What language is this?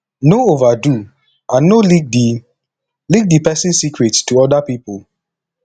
Nigerian Pidgin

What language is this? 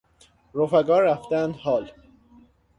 Persian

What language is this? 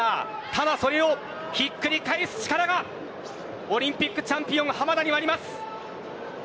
Japanese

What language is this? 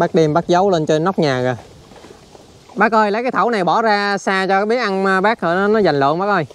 Vietnamese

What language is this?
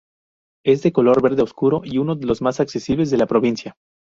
Spanish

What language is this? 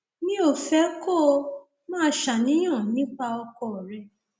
Yoruba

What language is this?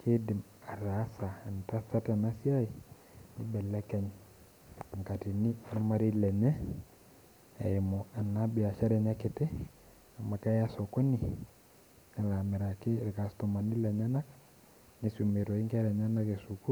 Masai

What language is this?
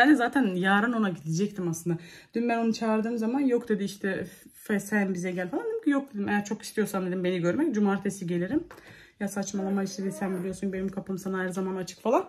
Turkish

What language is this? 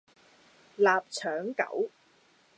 Cantonese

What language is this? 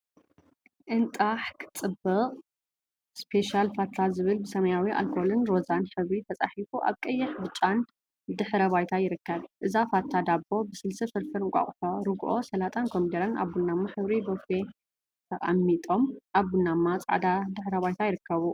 Tigrinya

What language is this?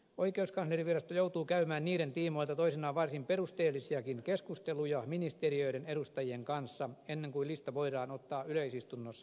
Finnish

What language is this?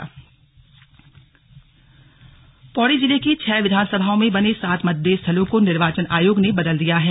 Hindi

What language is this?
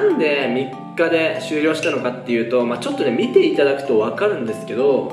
Japanese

